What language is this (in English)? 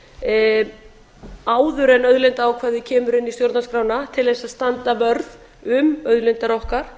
Icelandic